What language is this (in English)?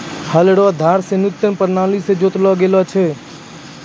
Maithili